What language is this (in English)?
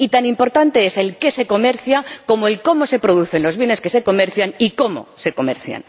Spanish